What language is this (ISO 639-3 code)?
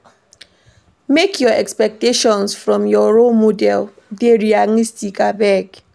pcm